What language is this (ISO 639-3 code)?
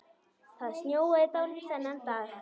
isl